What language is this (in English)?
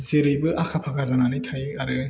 Bodo